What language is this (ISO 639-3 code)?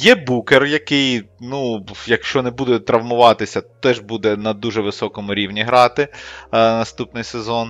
ukr